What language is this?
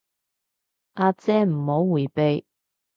Cantonese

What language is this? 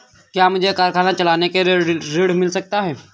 Hindi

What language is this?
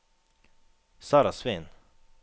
Norwegian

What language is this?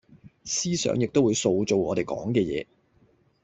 Cantonese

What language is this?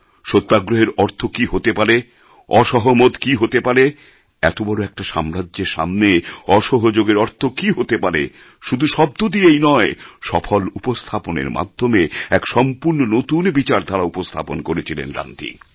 Bangla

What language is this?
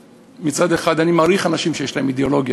Hebrew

